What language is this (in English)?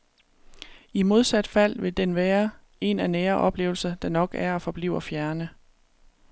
Danish